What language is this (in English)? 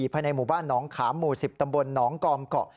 Thai